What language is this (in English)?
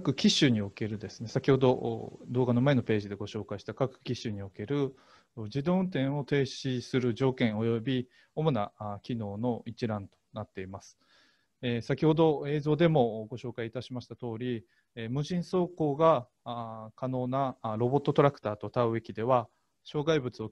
Japanese